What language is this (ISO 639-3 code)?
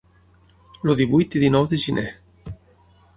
cat